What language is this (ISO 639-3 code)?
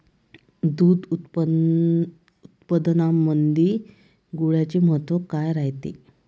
mar